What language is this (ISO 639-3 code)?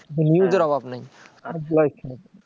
ben